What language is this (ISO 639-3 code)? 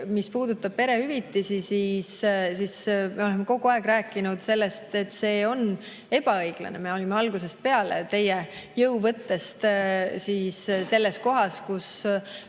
est